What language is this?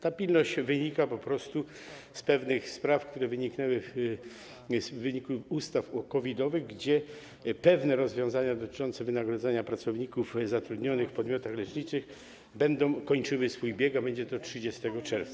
Polish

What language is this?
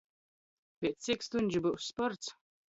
Latgalian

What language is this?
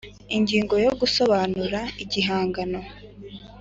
Kinyarwanda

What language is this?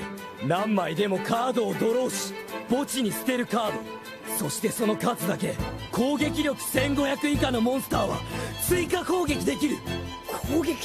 Japanese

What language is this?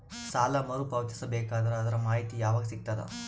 Kannada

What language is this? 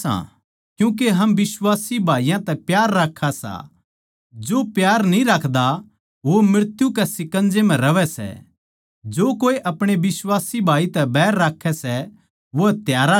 Haryanvi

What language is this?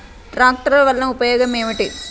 Telugu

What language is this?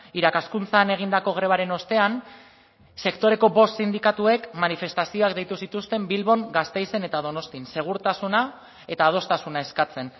Basque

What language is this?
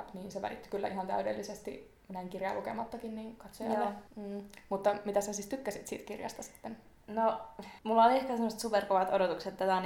Finnish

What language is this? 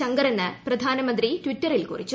Malayalam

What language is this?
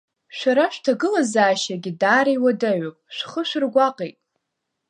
Abkhazian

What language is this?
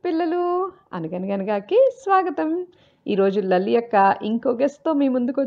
Telugu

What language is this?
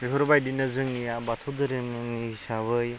Bodo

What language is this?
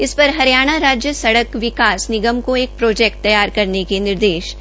Hindi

